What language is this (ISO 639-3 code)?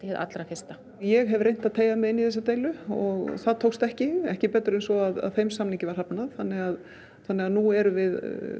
isl